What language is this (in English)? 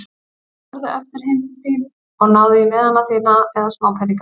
Icelandic